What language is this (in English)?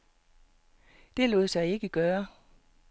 Danish